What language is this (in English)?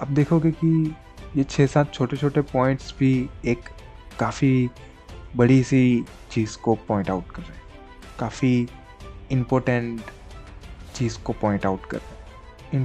Hindi